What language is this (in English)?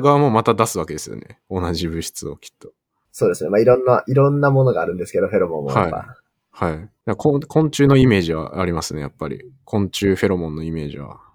Japanese